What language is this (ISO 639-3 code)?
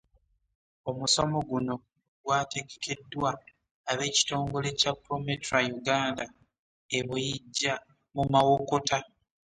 lug